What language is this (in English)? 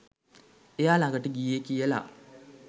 Sinhala